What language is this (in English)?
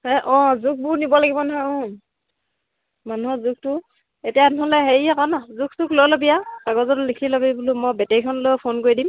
Assamese